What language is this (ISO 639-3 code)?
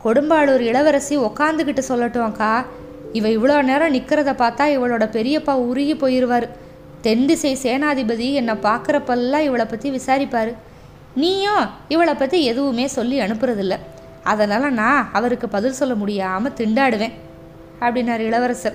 tam